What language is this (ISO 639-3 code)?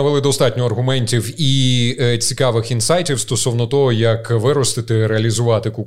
ukr